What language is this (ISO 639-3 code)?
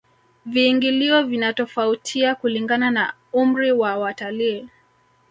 swa